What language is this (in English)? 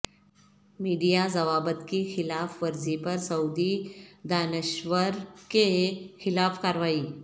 Urdu